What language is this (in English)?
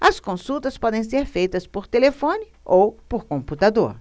Portuguese